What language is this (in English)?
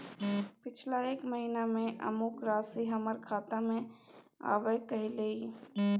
Maithili